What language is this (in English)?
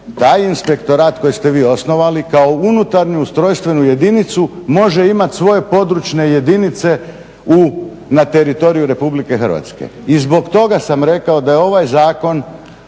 Croatian